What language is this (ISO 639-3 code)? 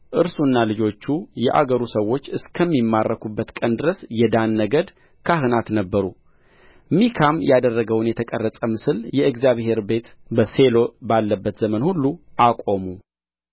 amh